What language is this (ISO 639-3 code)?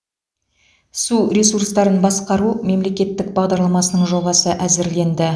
kaz